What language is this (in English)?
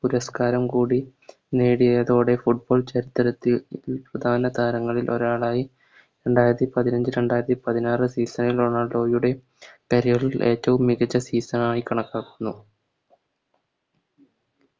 Malayalam